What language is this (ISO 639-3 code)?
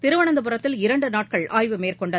tam